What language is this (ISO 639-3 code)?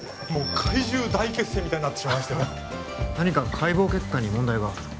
jpn